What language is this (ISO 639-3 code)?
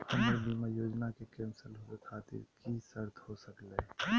mag